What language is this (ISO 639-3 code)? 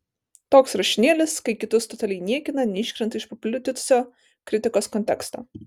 lit